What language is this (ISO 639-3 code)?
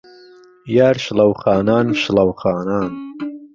ckb